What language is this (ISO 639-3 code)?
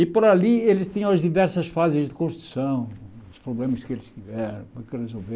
por